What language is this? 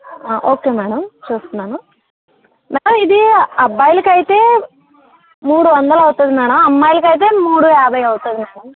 Telugu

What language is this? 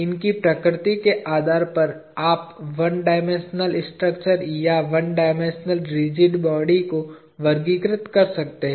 Hindi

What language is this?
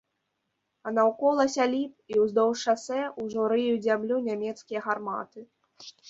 Belarusian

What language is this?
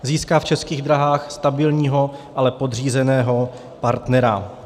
Czech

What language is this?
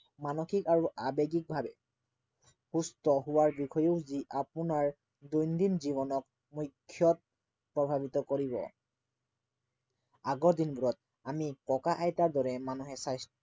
Assamese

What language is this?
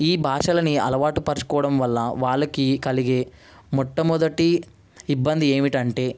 Telugu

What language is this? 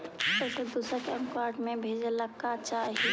Magahi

